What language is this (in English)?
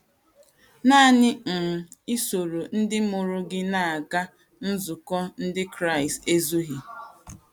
Igbo